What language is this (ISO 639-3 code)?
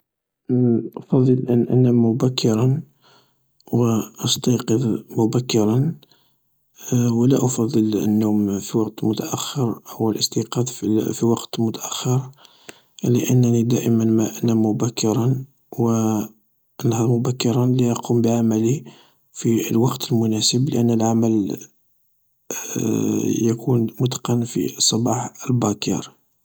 arq